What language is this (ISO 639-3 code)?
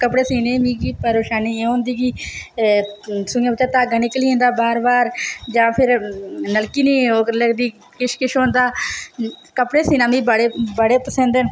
doi